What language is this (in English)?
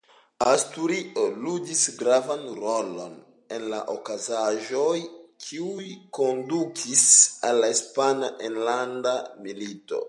Esperanto